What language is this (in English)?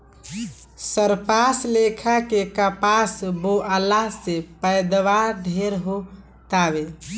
Bhojpuri